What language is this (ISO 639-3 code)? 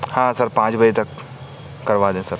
urd